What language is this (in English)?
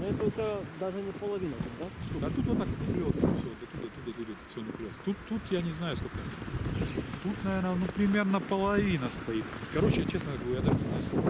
Russian